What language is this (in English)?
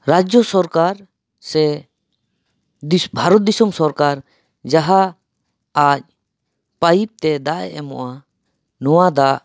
Santali